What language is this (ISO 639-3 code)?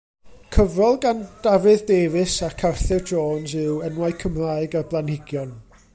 cym